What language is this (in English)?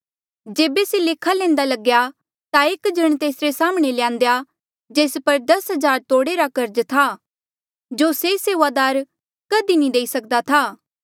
Mandeali